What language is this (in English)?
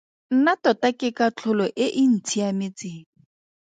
Tswana